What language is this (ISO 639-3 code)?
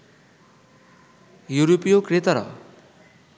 ben